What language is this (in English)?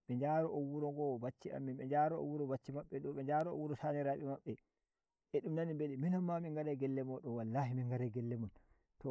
Nigerian Fulfulde